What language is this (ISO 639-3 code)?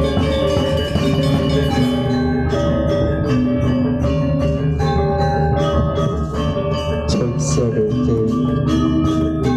ind